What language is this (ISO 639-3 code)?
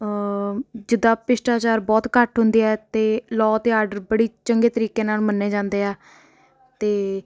pan